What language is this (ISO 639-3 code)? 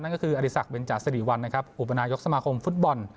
tha